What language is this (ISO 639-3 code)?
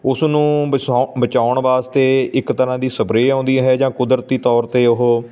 pan